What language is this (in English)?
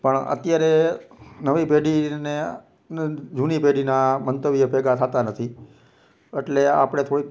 Gujarati